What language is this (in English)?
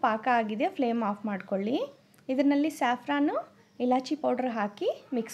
Hindi